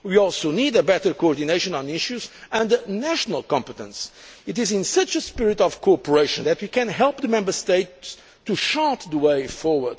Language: English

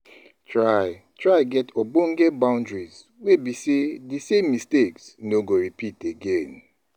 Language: Nigerian Pidgin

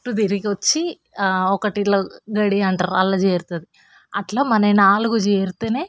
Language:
Telugu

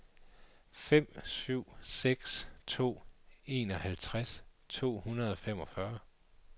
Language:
Danish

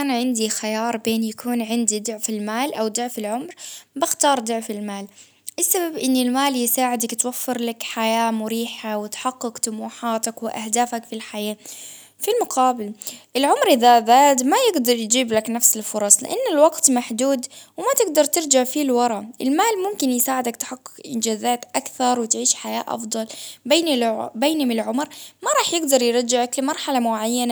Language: Baharna Arabic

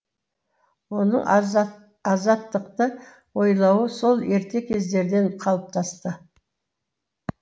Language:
Kazakh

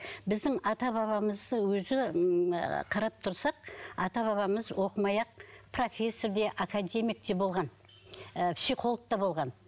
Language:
Kazakh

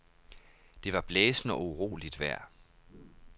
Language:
Danish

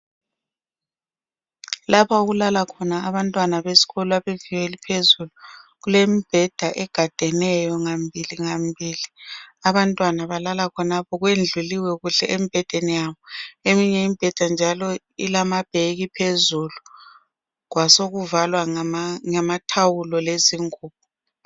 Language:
North Ndebele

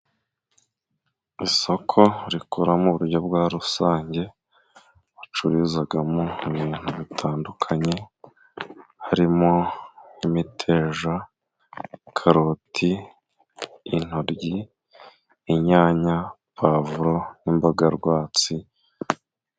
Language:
Kinyarwanda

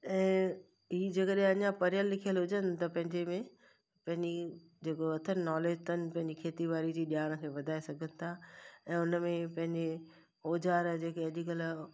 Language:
Sindhi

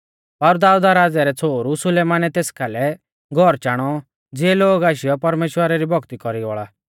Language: Mahasu Pahari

